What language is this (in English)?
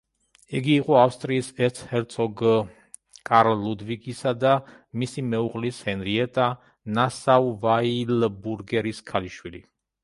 Georgian